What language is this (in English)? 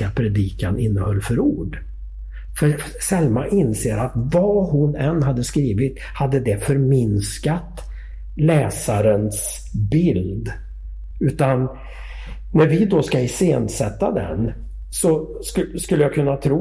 Swedish